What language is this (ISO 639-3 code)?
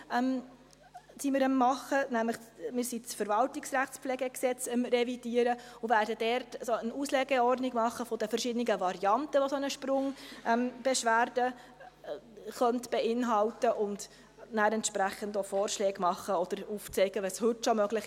gsw